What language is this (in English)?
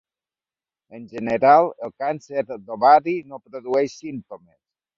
Catalan